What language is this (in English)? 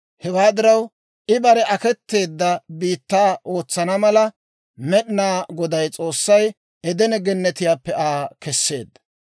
Dawro